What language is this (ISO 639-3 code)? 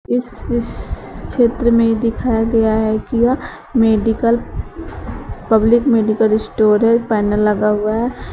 hin